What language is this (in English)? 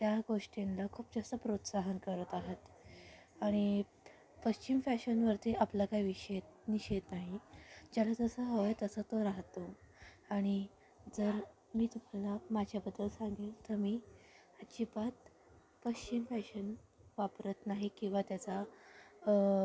Marathi